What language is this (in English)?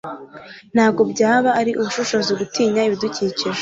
Kinyarwanda